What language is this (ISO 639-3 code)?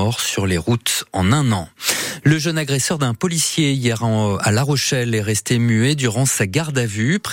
fra